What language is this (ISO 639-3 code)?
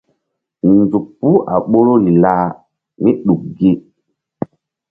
mdd